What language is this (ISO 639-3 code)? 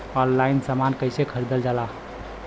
bho